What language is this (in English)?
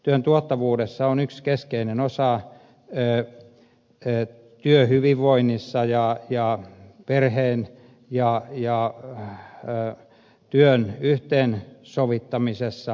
Finnish